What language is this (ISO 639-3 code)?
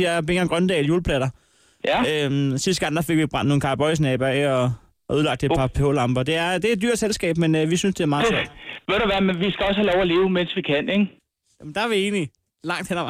dan